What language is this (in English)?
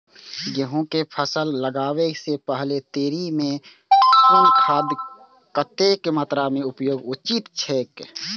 Maithili